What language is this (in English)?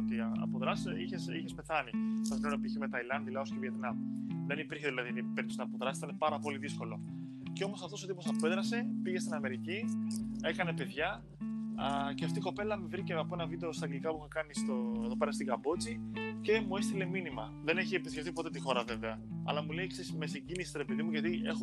Greek